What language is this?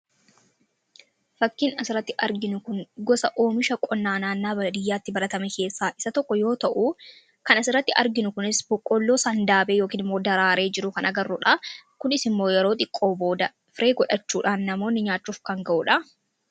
Oromo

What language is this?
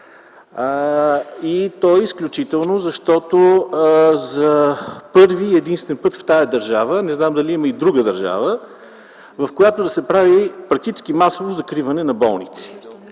Bulgarian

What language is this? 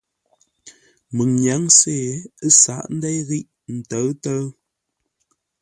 Ngombale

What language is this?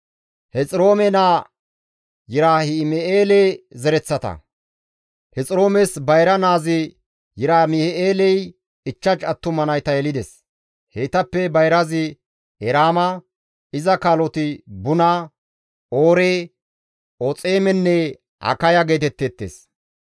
Gamo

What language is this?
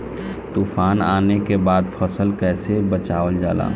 Bhojpuri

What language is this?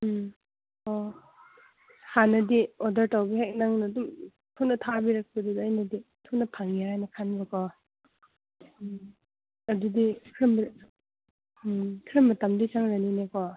Manipuri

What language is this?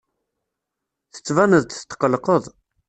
Kabyle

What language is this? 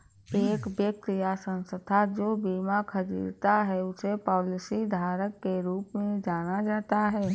Hindi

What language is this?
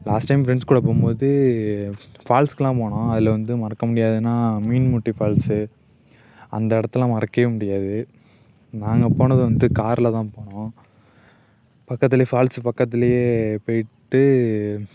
Tamil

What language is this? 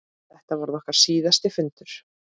Icelandic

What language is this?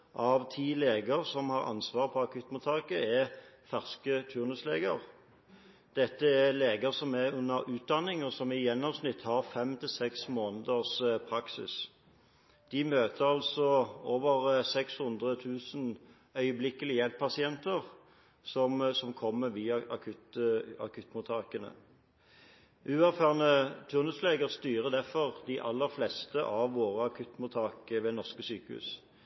Norwegian Bokmål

